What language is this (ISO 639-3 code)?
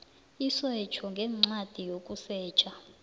nbl